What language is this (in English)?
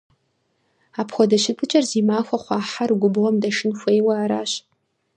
Kabardian